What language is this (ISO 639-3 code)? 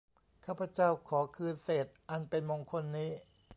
tha